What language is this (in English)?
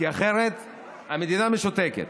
Hebrew